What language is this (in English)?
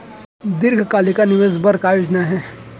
Chhattisgarhi